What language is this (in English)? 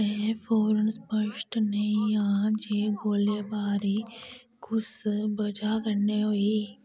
Dogri